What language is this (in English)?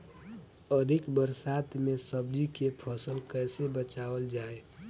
Bhojpuri